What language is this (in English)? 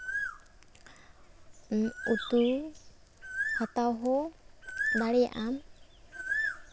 Santali